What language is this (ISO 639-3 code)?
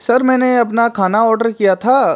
hin